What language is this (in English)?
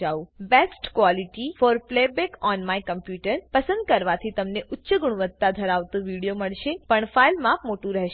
Gujarati